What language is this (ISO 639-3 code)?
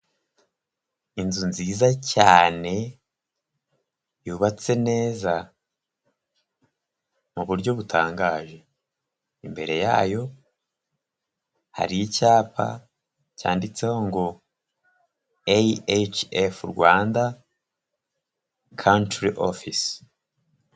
kin